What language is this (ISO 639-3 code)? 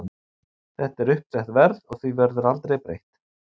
isl